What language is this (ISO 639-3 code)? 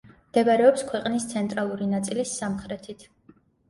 kat